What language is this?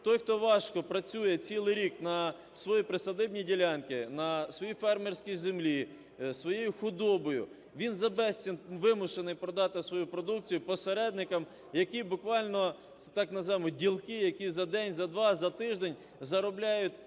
Ukrainian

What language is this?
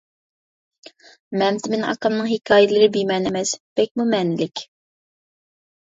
Uyghur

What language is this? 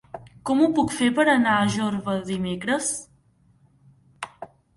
Catalan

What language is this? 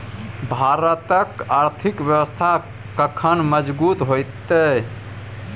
Maithili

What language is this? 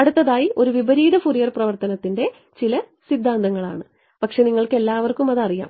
Malayalam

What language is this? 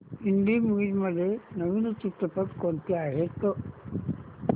Marathi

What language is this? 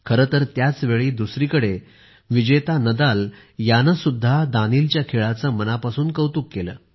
Marathi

